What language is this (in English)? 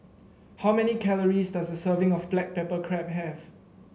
English